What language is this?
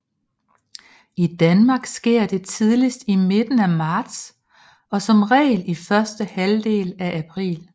Danish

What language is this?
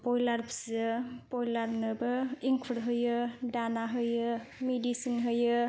Bodo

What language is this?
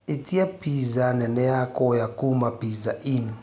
Kikuyu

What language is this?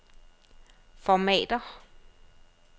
Danish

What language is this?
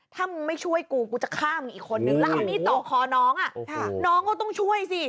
Thai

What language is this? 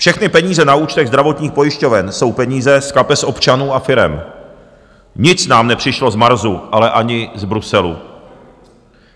Czech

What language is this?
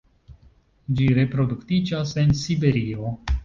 Esperanto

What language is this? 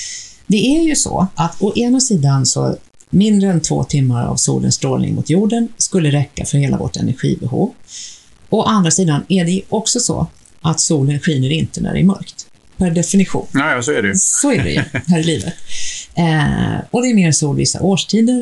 Swedish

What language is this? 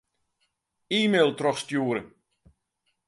Western Frisian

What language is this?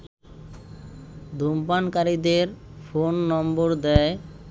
Bangla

